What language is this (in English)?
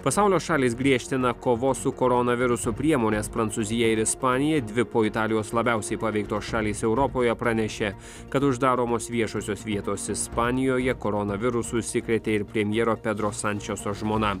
Lithuanian